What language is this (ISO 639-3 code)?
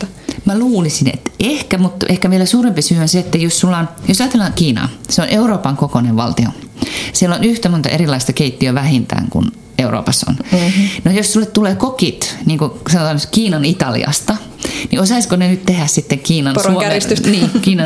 fin